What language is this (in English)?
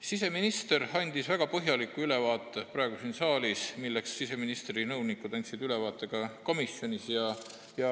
Estonian